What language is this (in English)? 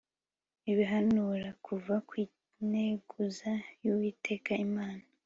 Kinyarwanda